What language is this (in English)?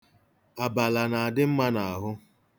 Igbo